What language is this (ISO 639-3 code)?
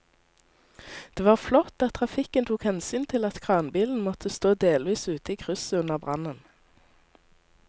nor